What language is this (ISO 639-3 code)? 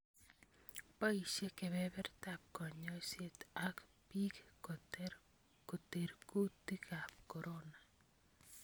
kln